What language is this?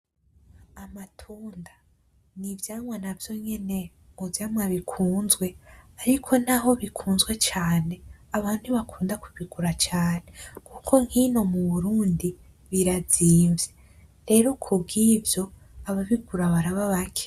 Rundi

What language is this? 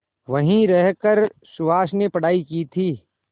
Hindi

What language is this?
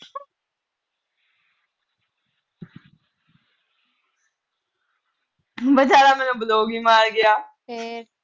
Punjabi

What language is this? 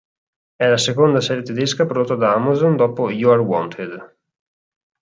Italian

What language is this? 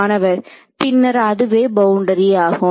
Tamil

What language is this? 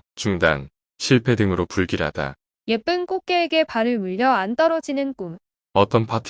Korean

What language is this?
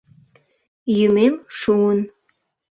Mari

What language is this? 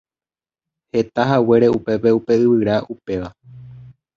Guarani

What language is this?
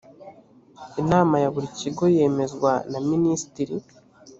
Kinyarwanda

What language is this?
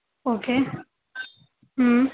Urdu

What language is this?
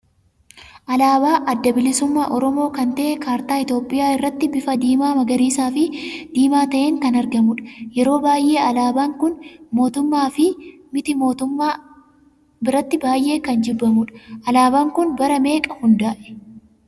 Oromo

